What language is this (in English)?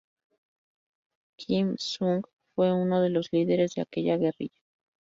Spanish